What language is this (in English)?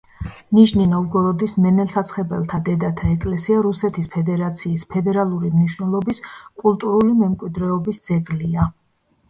Georgian